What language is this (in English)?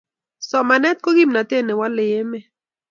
Kalenjin